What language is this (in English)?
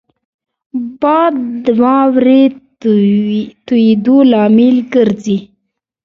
Pashto